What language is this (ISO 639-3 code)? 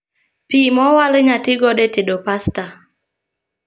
luo